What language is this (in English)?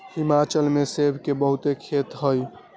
Magahi